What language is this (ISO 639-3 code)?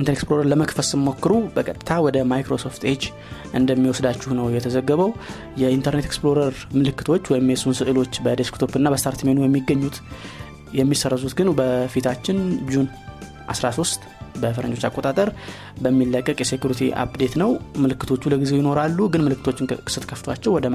amh